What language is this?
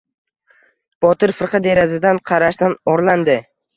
Uzbek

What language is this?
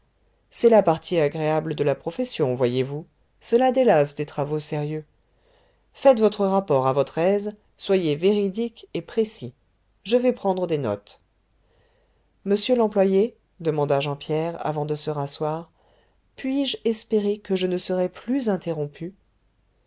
French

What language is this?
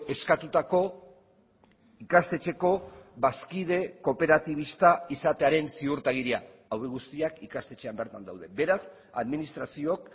Basque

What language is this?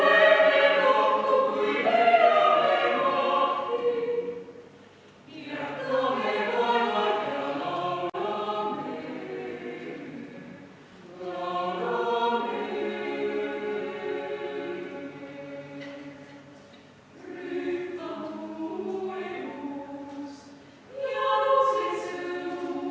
Estonian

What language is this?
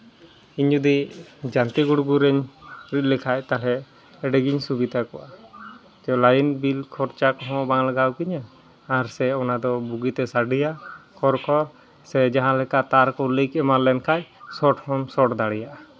Santali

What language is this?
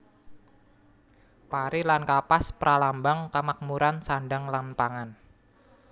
Javanese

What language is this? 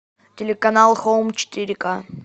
Russian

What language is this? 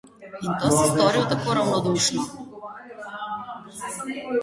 Slovenian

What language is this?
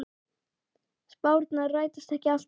Icelandic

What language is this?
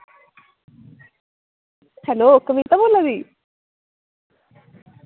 Dogri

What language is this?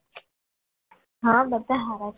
Gujarati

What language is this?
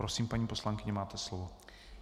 Czech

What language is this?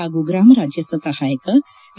Kannada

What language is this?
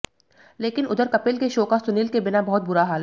Hindi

